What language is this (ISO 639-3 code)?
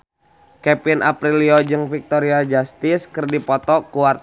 sun